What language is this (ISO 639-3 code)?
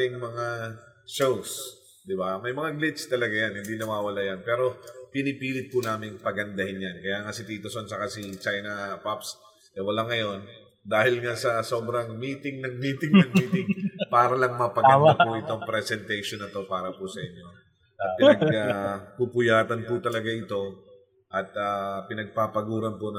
fil